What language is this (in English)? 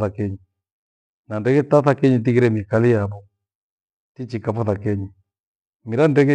Gweno